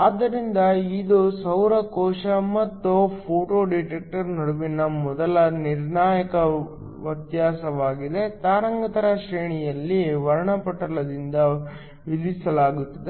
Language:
Kannada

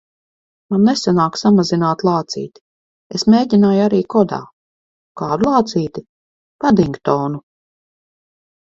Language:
Latvian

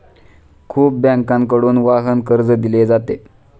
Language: Marathi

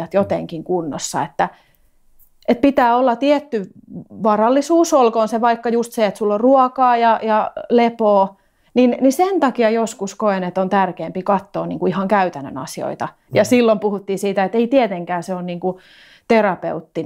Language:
Finnish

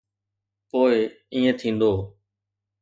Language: Sindhi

